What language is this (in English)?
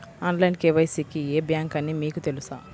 Telugu